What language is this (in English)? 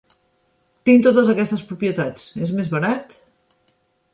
Catalan